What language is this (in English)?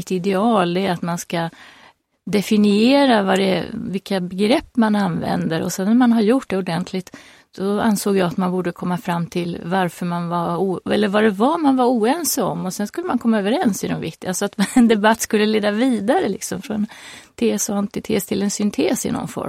Swedish